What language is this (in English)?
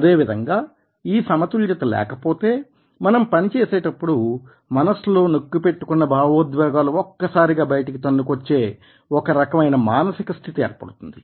Telugu